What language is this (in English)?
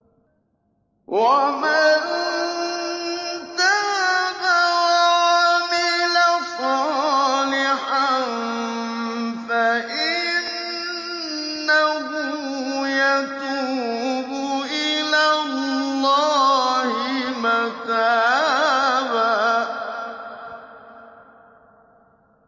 Arabic